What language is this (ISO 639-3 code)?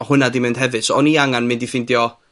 cym